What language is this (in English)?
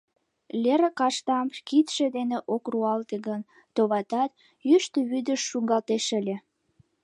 Mari